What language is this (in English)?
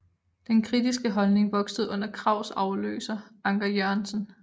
Danish